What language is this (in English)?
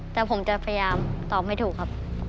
Thai